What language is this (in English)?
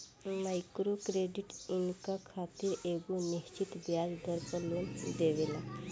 Bhojpuri